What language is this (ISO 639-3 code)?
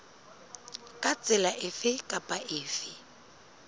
sot